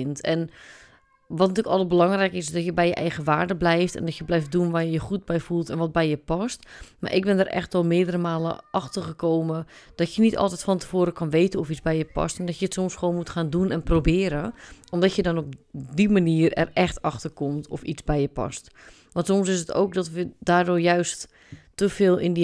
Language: Dutch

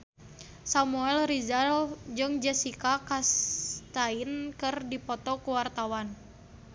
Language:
Sundanese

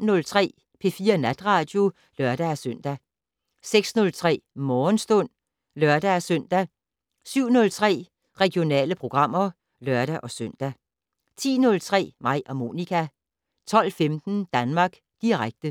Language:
Danish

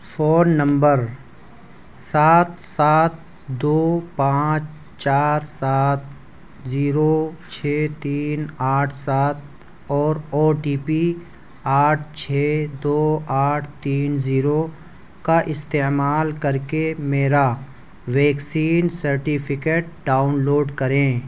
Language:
Urdu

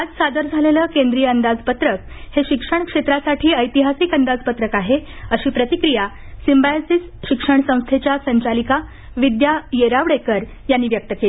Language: Marathi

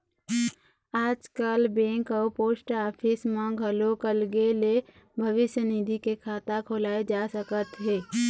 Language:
Chhattisgarhi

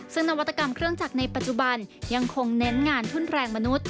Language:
Thai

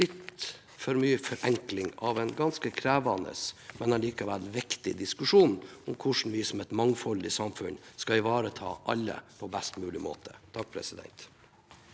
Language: Norwegian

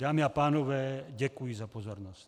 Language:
Czech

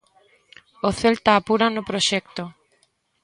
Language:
Galician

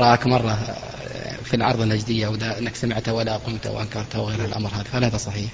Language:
Arabic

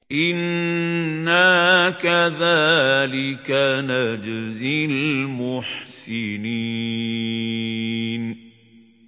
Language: Arabic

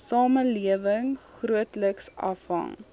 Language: Afrikaans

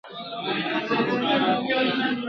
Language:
Pashto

